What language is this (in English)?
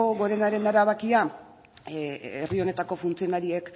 Basque